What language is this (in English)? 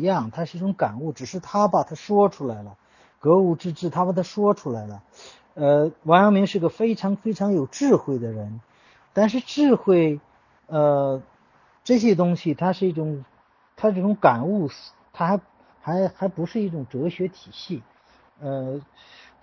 Chinese